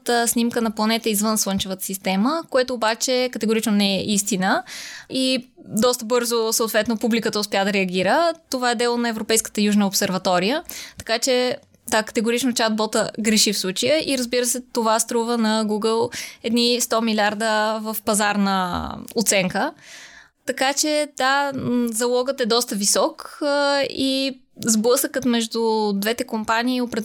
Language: Bulgarian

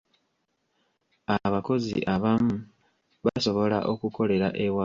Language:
Ganda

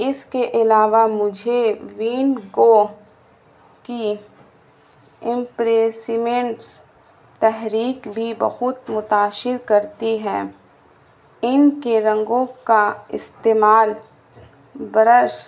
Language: Urdu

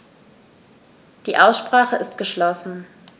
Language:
German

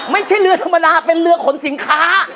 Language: Thai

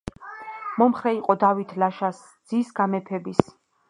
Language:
Georgian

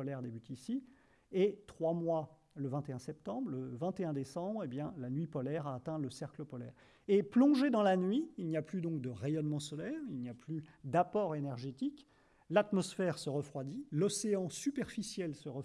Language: French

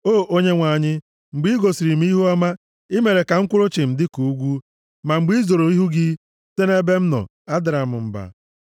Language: Igbo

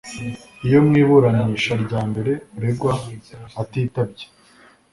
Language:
Kinyarwanda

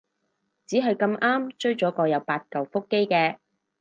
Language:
Cantonese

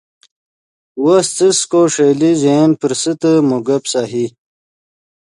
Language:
Yidgha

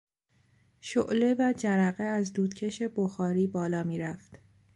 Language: Persian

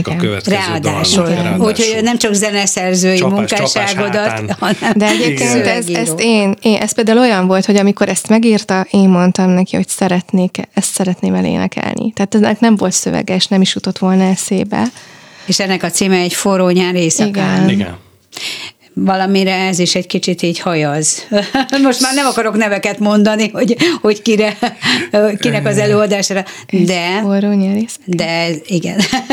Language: Hungarian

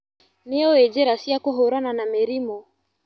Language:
Kikuyu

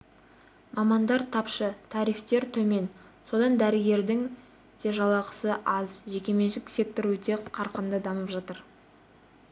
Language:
Kazakh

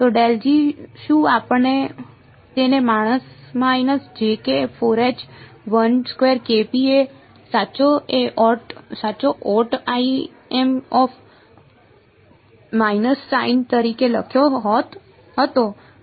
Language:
Gujarati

